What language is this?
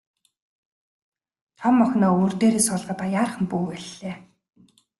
Mongolian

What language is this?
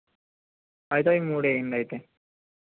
Telugu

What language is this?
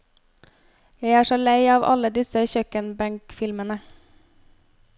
Norwegian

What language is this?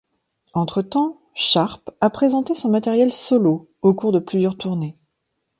French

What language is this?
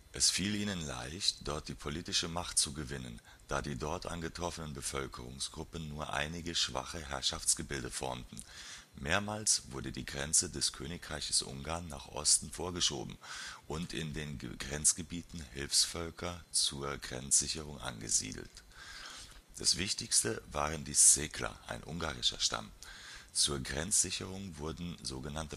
German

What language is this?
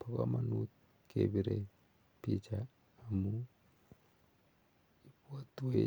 Kalenjin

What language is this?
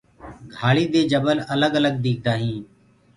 Gurgula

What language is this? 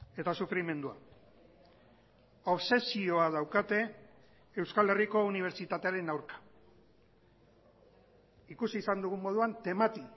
Basque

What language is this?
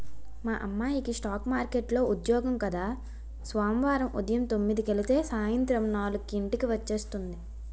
Telugu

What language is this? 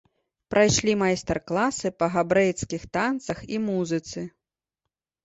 Belarusian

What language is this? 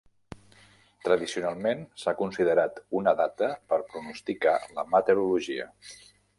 Catalan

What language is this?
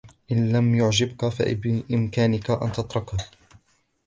Arabic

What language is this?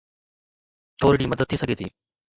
Sindhi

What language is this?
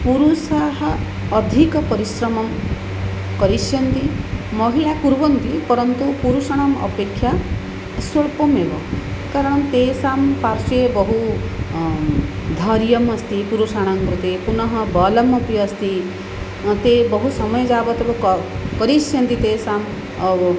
Sanskrit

